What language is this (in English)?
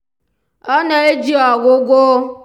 Igbo